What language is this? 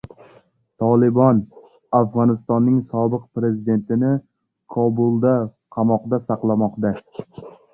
Uzbek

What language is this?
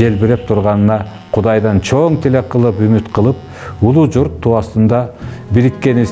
Turkish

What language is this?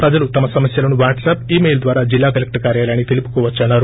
Telugu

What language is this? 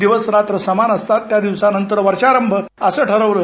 Marathi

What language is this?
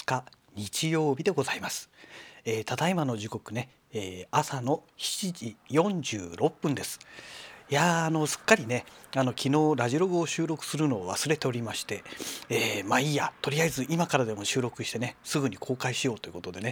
Japanese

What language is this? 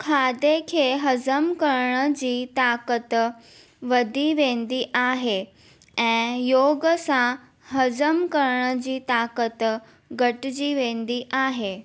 Sindhi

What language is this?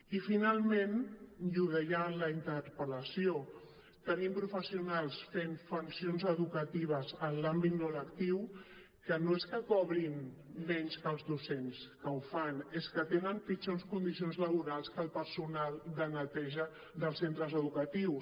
Catalan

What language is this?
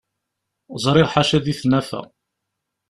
Kabyle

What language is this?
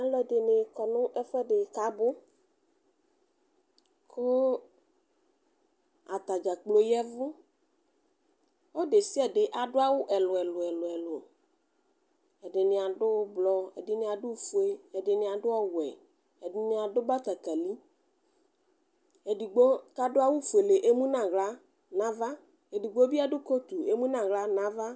Ikposo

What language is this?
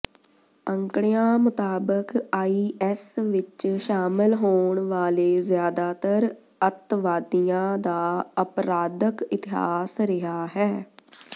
Punjabi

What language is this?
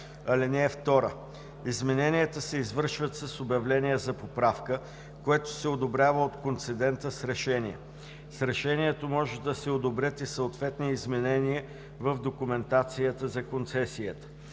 Bulgarian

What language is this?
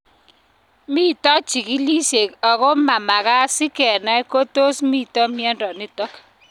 Kalenjin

